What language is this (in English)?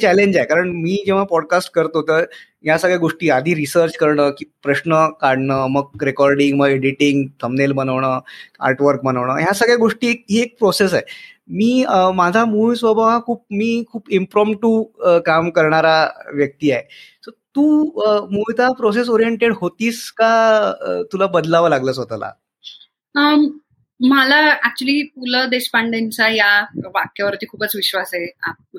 Marathi